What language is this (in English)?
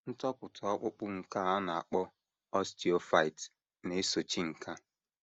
Igbo